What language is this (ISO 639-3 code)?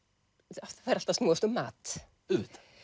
isl